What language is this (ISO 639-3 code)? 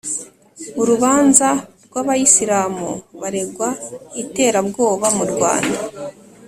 kin